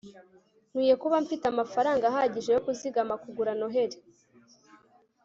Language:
Kinyarwanda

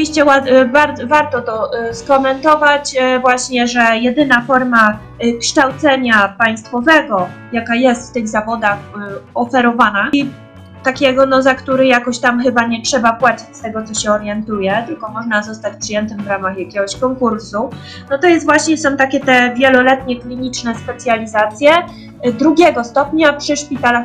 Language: Polish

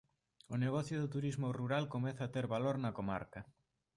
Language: Galician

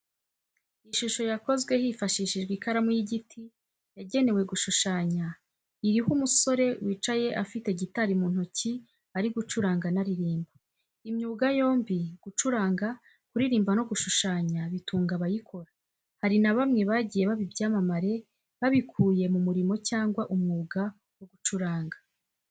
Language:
Kinyarwanda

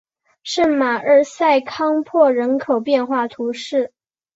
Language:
Chinese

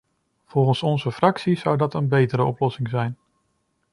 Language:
Dutch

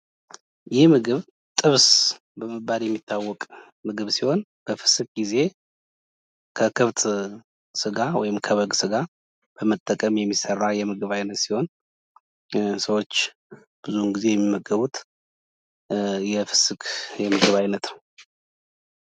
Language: Amharic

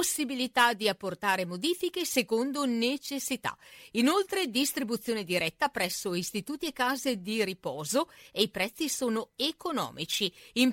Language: Italian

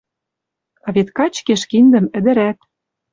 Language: Western Mari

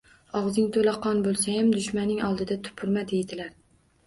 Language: Uzbek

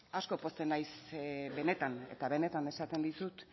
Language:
Basque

